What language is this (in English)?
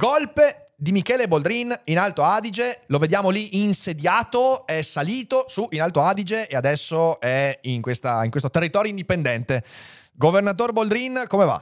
Italian